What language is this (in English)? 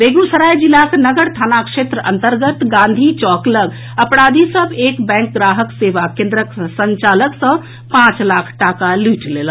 Maithili